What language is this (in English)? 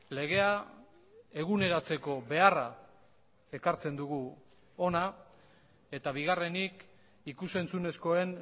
Basque